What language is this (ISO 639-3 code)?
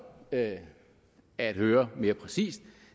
dan